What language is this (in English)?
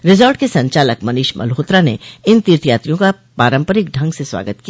Hindi